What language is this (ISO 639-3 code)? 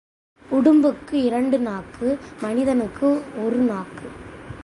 tam